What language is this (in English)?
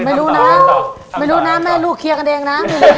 Thai